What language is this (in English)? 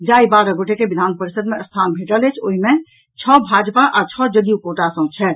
Maithili